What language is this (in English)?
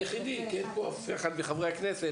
Hebrew